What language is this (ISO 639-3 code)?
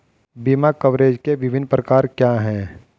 hin